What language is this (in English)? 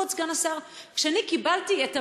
Hebrew